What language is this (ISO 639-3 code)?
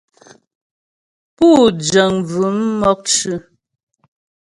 bbj